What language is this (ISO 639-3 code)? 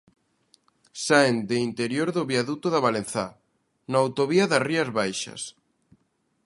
glg